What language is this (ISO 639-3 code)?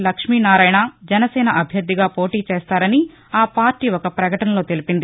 tel